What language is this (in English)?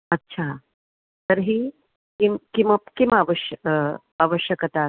Sanskrit